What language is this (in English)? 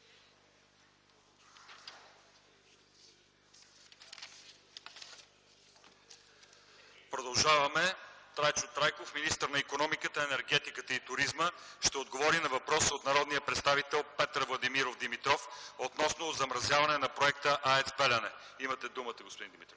Bulgarian